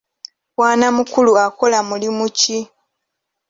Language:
Ganda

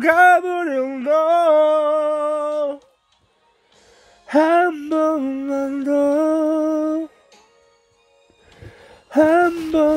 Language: English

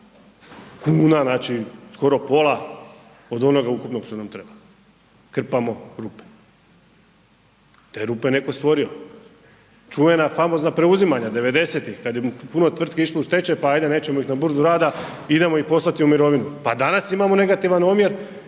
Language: Croatian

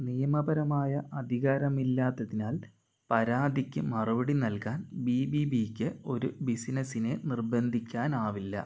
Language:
Malayalam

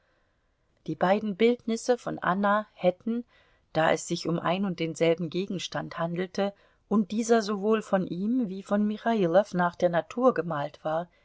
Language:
German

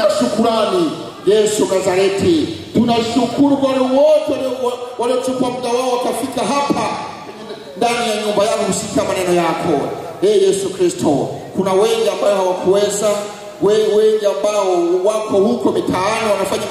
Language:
English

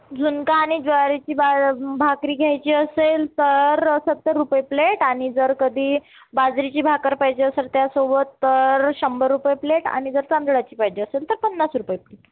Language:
Marathi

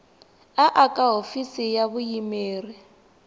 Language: Tsonga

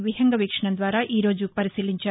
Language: Telugu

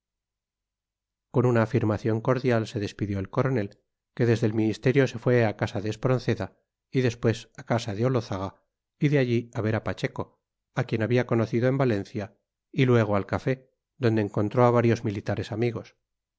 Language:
Spanish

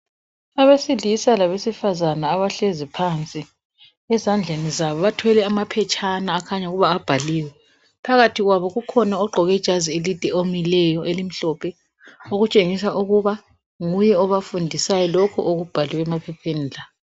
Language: North Ndebele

